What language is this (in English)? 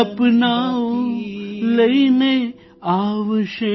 Gujarati